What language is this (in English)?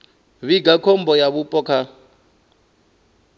Venda